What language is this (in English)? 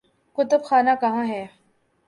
Urdu